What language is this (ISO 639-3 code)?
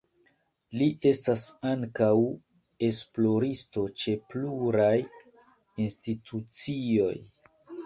epo